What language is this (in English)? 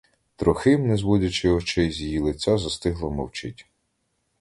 Ukrainian